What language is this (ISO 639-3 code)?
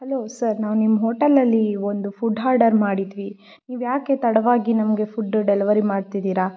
kan